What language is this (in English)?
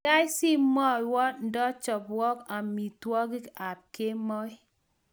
Kalenjin